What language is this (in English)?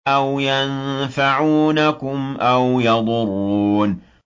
Arabic